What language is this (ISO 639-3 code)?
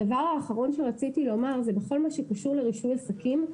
heb